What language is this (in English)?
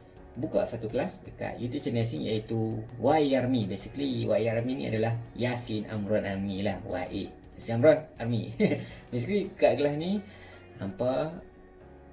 Malay